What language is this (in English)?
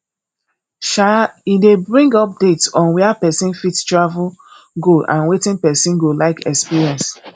Nigerian Pidgin